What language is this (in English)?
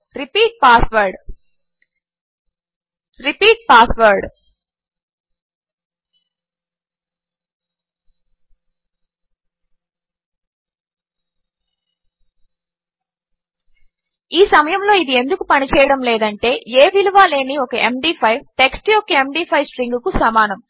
Telugu